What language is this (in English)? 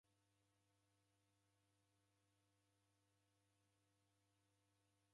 Taita